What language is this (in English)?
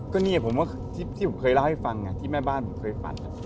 Thai